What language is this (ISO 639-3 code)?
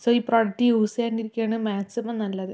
mal